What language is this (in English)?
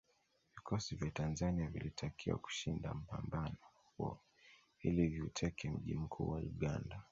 Swahili